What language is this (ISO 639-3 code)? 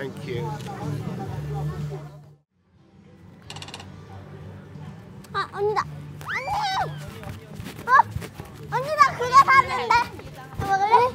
kor